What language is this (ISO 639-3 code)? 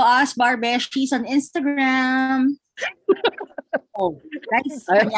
fil